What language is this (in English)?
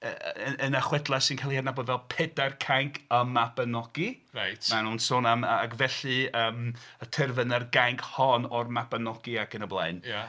Welsh